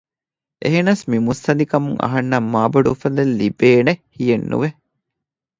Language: Divehi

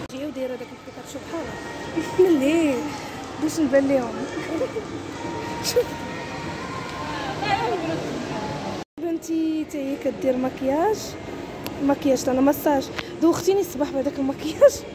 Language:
Arabic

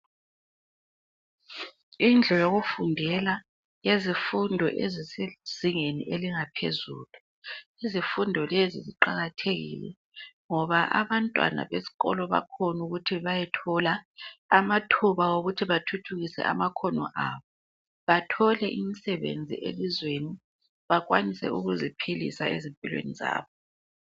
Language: North Ndebele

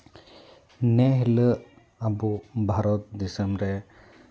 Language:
Santali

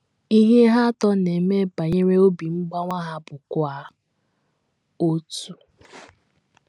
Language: Igbo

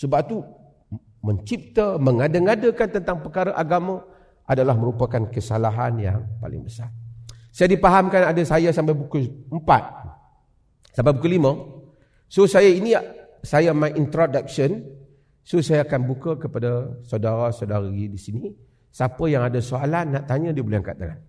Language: Malay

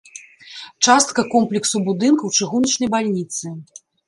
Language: Belarusian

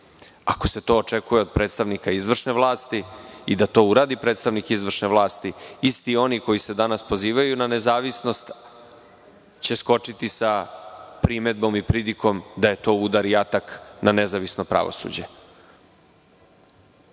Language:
Serbian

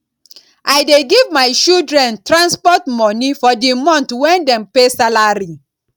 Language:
Nigerian Pidgin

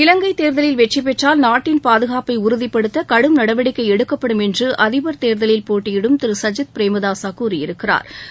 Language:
Tamil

